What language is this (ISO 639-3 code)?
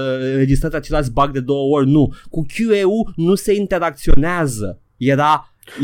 ron